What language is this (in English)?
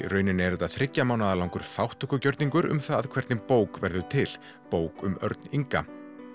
Icelandic